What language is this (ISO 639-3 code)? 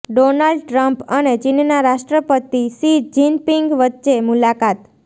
guj